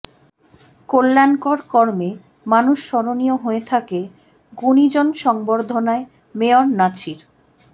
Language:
Bangla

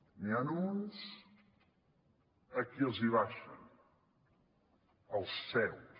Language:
Catalan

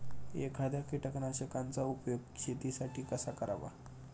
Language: Marathi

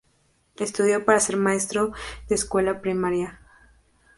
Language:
Spanish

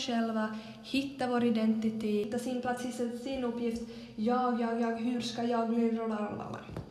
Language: Swedish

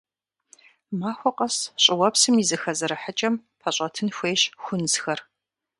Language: Kabardian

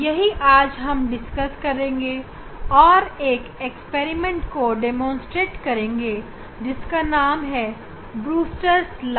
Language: Hindi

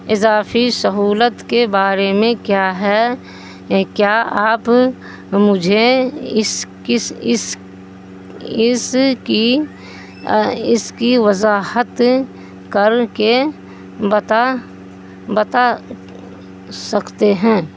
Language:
Urdu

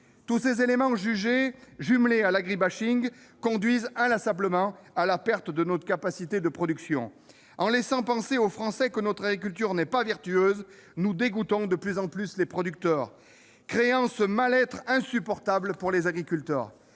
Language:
French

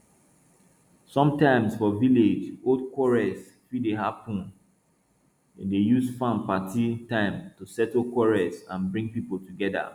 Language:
Nigerian Pidgin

